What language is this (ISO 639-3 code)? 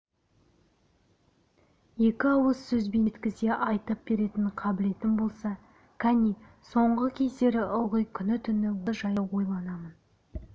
kaz